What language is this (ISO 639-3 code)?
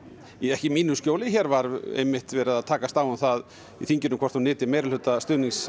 isl